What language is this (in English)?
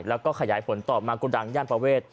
Thai